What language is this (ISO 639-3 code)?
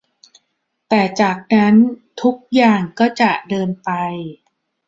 tha